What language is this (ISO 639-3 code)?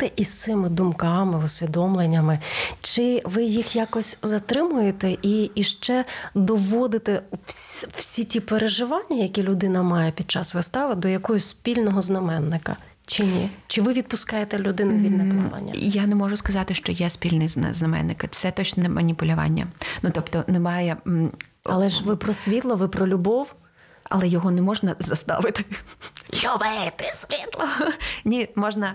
ukr